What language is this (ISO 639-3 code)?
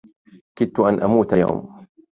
ara